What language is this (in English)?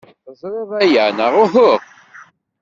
Kabyle